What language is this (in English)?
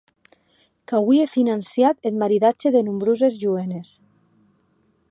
Occitan